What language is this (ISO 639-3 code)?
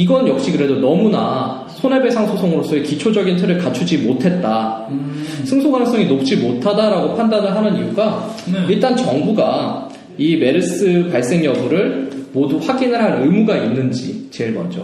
kor